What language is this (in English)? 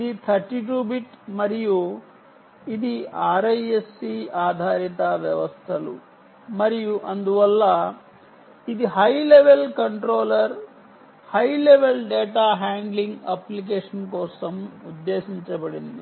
Telugu